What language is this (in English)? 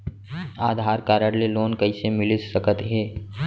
Chhattisgarhi